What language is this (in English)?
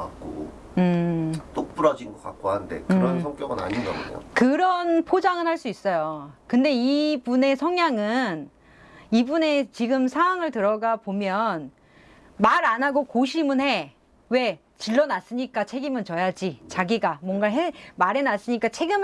Korean